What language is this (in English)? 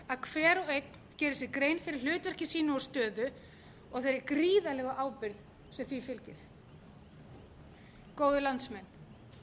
Icelandic